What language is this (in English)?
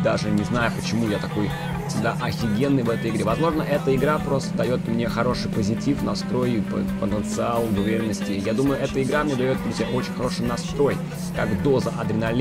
Russian